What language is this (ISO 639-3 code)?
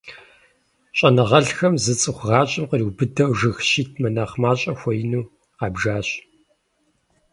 kbd